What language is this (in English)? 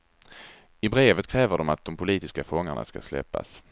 Swedish